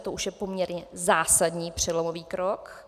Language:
Czech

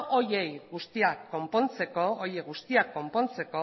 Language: Basque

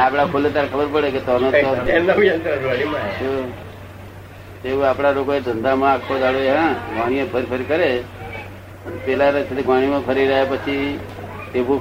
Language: Gujarati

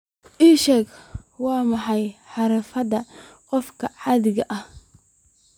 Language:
Somali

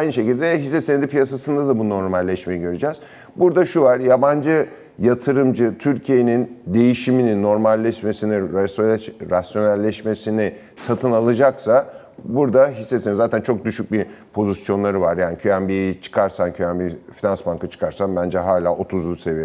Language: Turkish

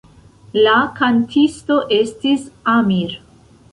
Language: Esperanto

